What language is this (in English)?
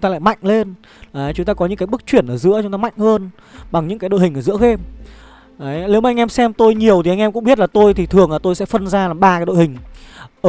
Vietnamese